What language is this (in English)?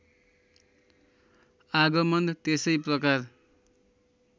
Nepali